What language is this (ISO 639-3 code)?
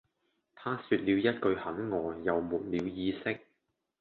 yue